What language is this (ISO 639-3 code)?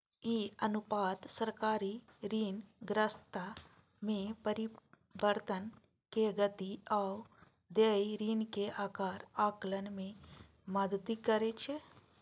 mai